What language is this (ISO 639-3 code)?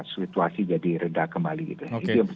ind